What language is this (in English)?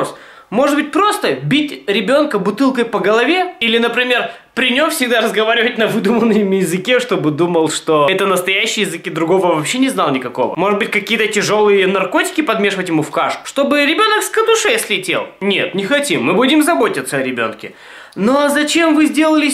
Russian